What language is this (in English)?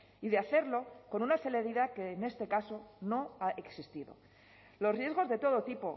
Spanish